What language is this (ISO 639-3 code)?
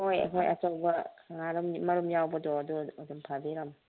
mni